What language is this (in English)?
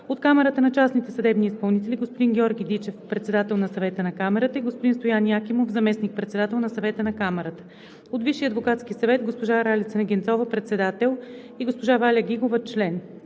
Bulgarian